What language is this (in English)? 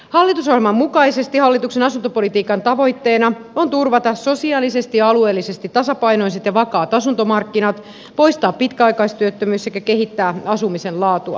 Finnish